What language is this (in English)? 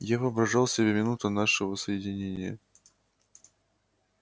Russian